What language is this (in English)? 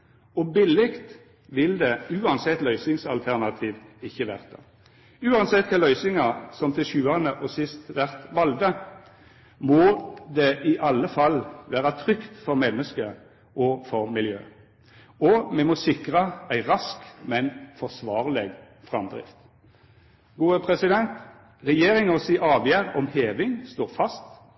Norwegian Nynorsk